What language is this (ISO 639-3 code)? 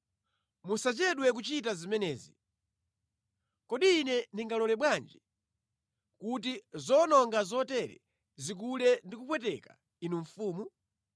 nya